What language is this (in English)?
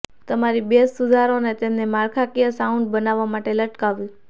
Gujarati